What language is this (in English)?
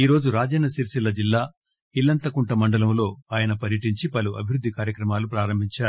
Telugu